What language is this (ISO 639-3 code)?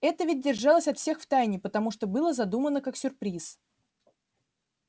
rus